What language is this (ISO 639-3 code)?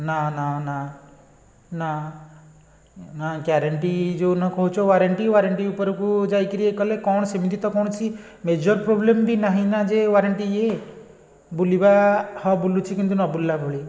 ori